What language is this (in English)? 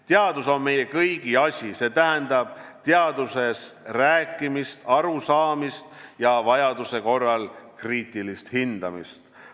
Estonian